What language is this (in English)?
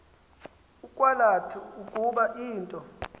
Xhosa